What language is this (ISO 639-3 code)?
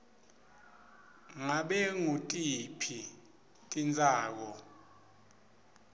ssw